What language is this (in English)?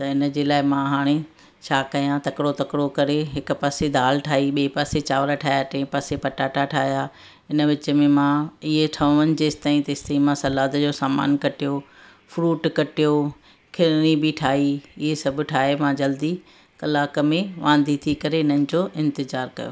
Sindhi